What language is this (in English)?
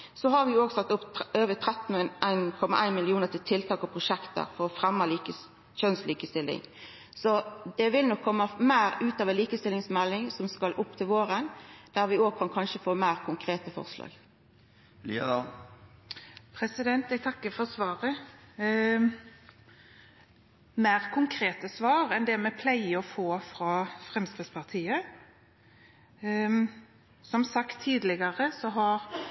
Norwegian